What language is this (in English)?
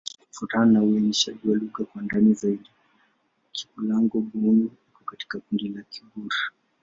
Swahili